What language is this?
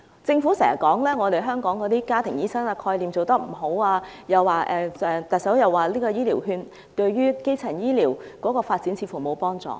Cantonese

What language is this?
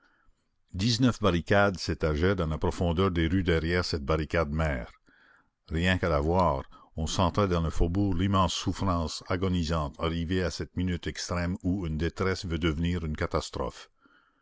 French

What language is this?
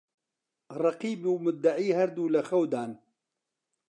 Central Kurdish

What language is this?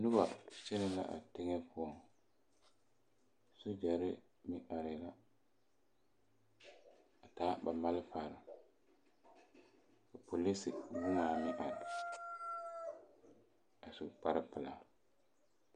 Southern Dagaare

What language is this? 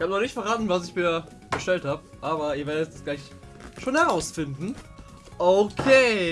German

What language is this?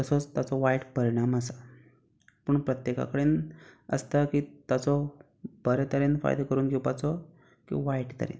Konkani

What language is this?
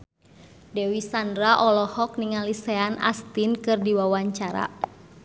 Sundanese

